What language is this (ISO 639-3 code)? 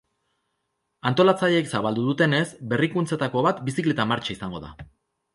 eus